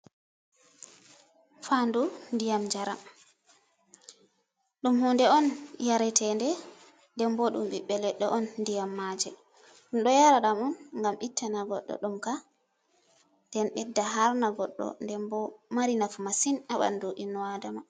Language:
Fula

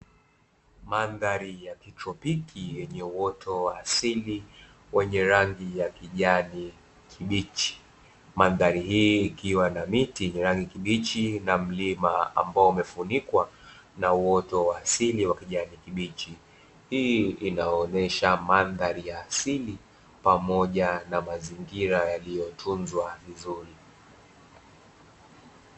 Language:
Swahili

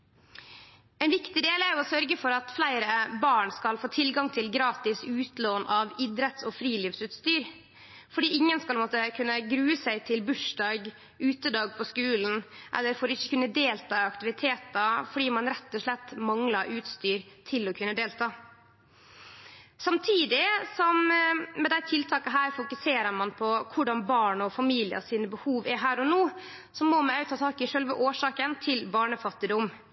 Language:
Norwegian Nynorsk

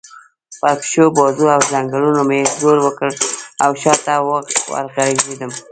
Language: Pashto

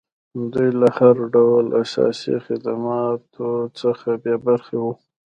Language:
Pashto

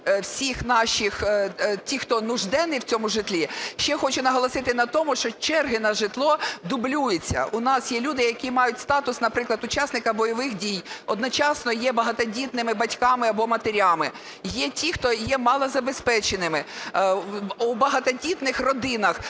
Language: Ukrainian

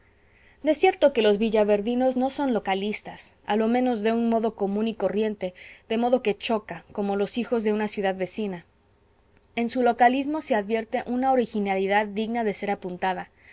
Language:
Spanish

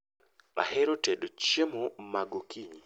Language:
Luo (Kenya and Tanzania)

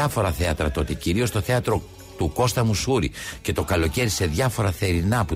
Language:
Greek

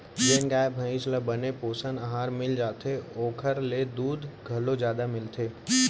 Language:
Chhattisgarhi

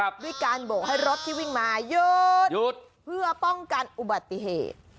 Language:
Thai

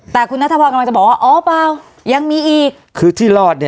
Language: Thai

